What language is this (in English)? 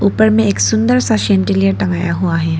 Hindi